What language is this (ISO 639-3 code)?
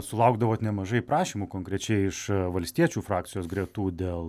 lit